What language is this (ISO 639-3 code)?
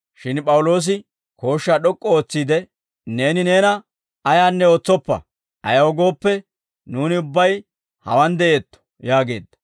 dwr